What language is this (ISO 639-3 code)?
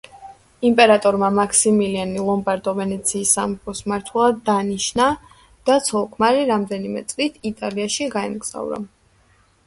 kat